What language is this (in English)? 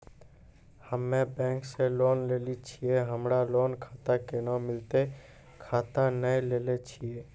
Maithili